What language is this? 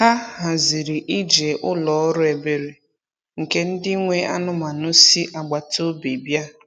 Igbo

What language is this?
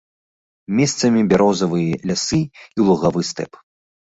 Belarusian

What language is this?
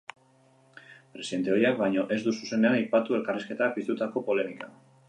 Basque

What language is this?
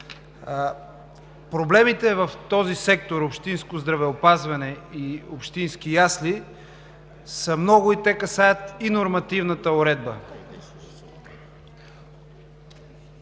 Bulgarian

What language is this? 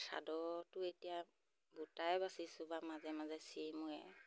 Assamese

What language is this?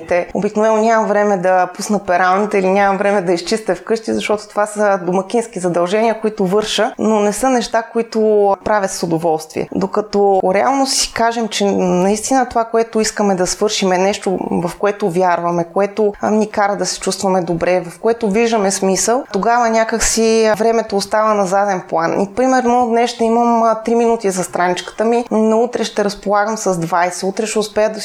Bulgarian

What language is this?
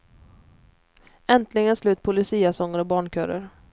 Swedish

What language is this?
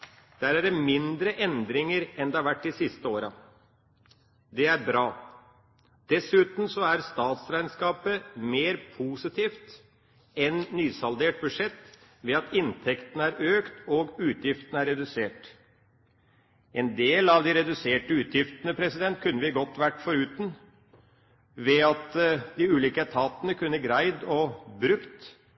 Norwegian Bokmål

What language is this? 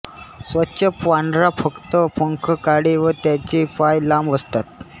Marathi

